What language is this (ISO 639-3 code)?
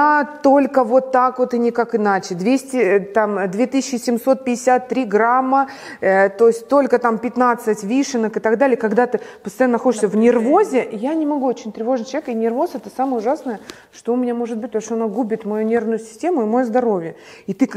rus